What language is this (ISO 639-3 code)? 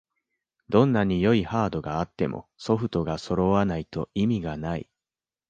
jpn